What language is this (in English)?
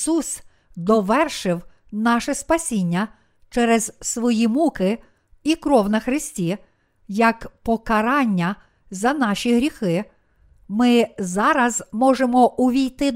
Ukrainian